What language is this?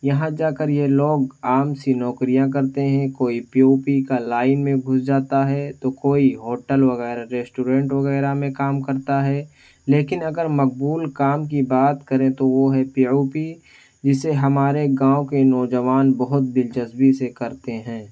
Urdu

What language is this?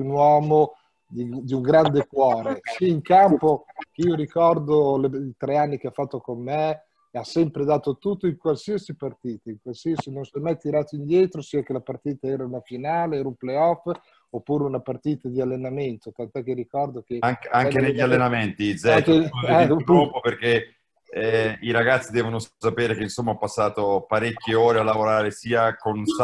Italian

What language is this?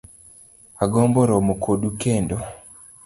Luo (Kenya and Tanzania)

